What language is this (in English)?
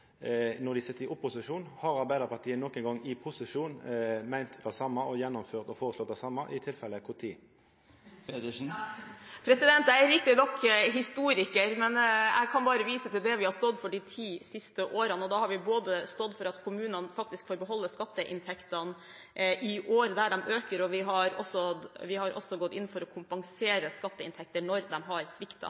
Norwegian